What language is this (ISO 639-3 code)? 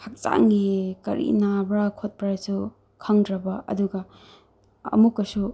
mni